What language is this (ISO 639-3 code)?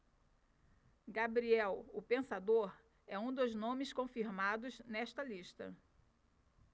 por